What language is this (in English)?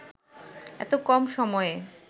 Bangla